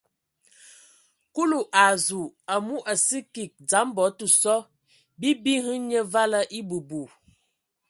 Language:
Ewondo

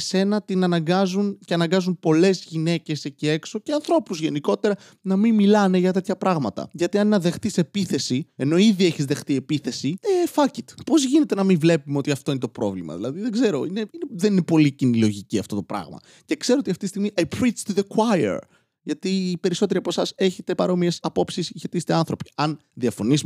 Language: Greek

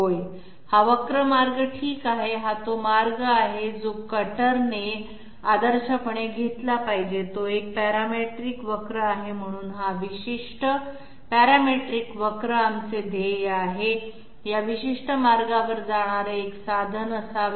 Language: Marathi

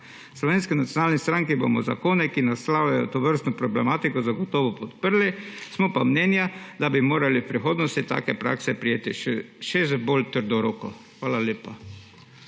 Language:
Slovenian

